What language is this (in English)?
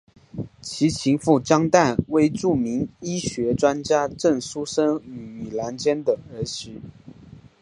Chinese